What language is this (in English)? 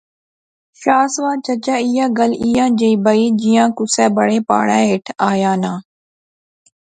Pahari-Potwari